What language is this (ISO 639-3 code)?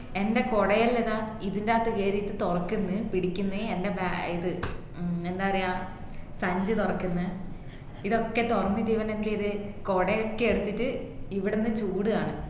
mal